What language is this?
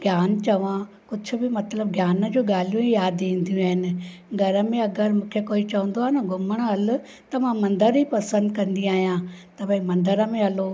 Sindhi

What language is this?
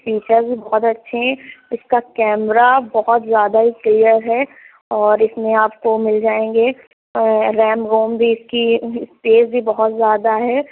Urdu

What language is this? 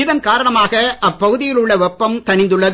Tamil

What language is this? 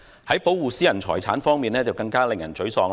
Cantonese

